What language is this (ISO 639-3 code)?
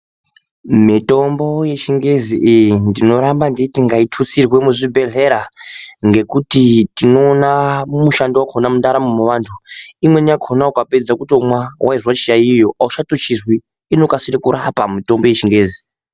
ndc